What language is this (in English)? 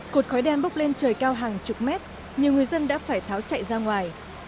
Vietnamese